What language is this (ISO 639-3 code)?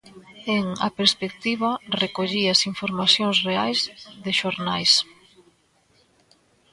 glg